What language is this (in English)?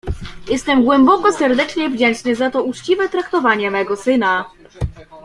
Polish